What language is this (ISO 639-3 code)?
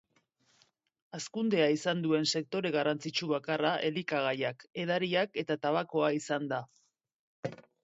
eus